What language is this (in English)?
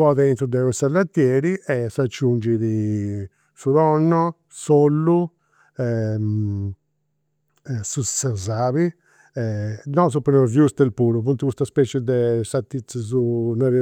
Campidanese Sardinian